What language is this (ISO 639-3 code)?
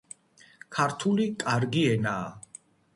kat